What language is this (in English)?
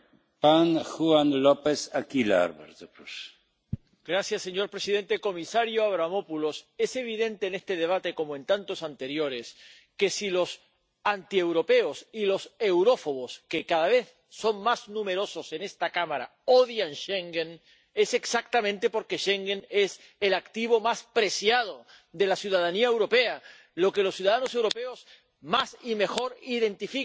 Spanish